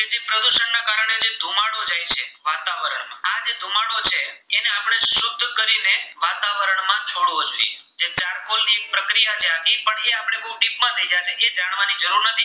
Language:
Gujarati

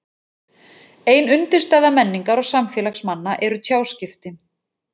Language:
Icelandic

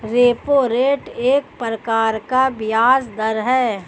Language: Hindi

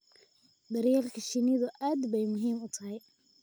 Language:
Somali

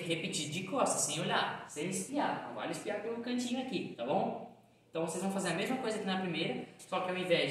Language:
Portuguese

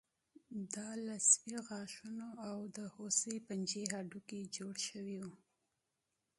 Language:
Pashto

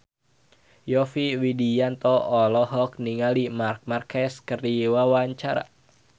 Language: Sundanese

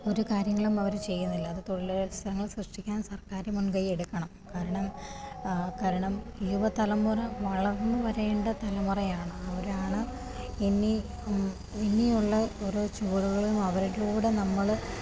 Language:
Malayalam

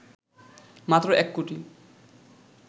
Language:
Bangla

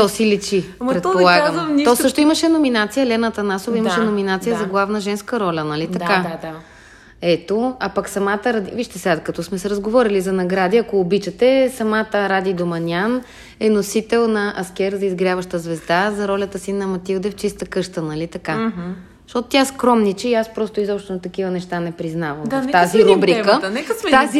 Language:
Bulgarian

